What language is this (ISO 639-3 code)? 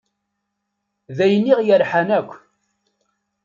kab